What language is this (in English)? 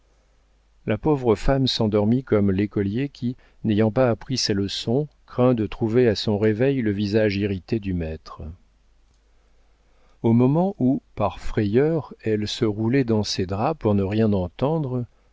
French